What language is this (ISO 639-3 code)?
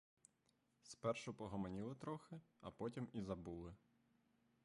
ukr